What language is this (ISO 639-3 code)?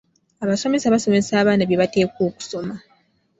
lug